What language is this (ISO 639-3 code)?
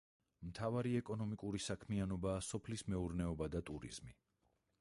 kat